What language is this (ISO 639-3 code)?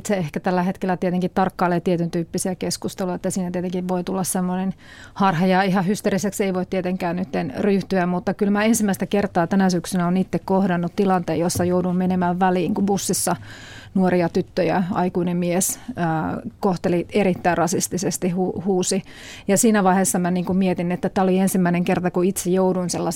fin